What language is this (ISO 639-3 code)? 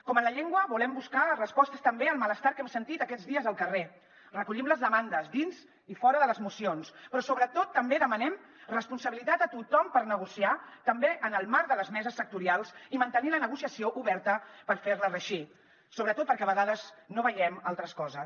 cat